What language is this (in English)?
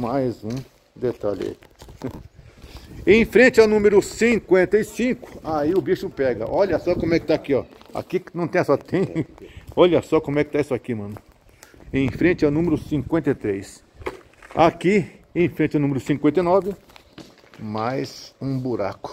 Portuguese